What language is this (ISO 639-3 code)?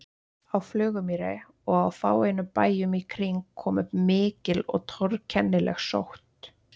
isl